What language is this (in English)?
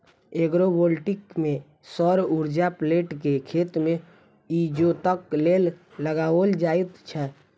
Maithili